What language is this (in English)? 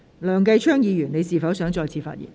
Cantonese